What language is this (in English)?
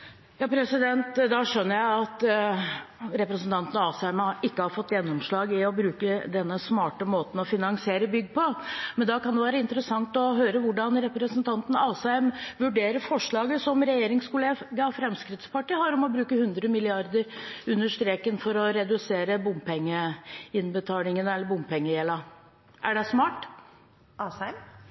Norwegian Bokmål